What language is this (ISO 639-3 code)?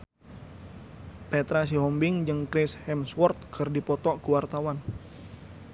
sun